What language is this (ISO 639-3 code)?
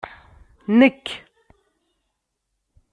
kab